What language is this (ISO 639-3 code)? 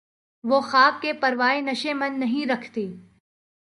urd